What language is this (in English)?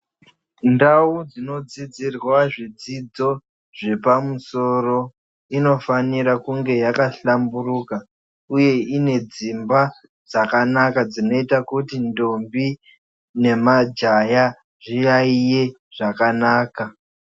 Ndau